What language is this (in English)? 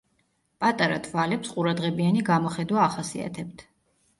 Georgian